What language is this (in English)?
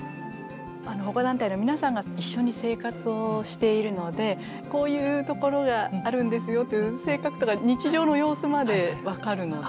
Japanese